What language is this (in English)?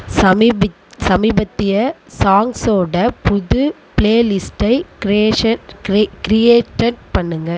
Tamil